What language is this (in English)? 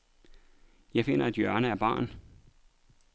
Danish